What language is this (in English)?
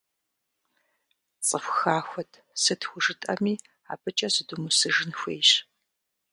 Kabardian